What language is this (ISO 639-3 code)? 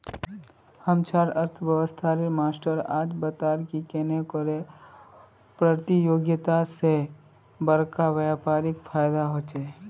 mag